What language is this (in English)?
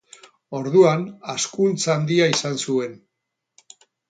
Basque